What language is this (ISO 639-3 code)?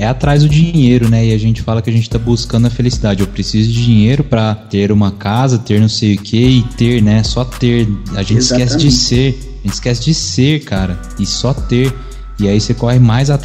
por